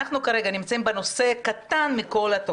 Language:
Hebrew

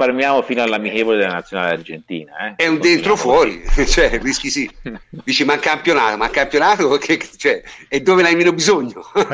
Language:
Italian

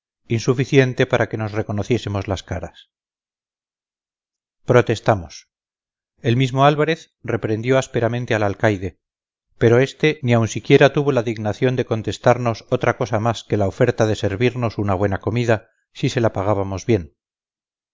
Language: Spanish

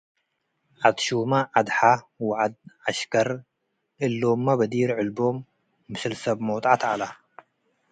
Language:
Tigre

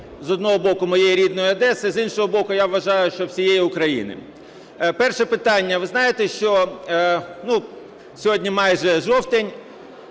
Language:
Ukrainian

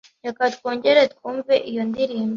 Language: Kinyarwanda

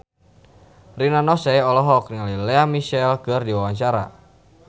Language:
Sundanese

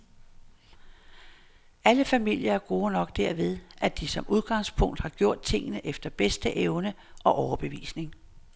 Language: Danish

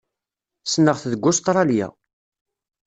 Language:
Kabyle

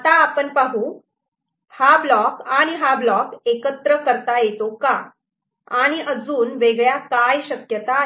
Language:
Marathi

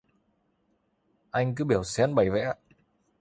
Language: Vietnamese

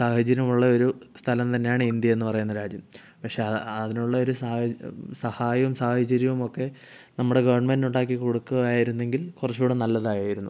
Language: Malayalam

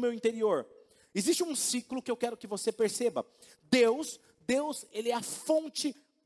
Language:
Portuguese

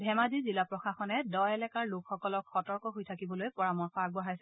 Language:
Assamese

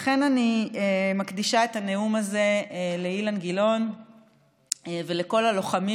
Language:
Hebrew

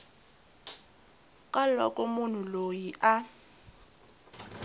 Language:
Tsonga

